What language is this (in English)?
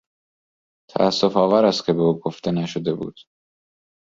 Persian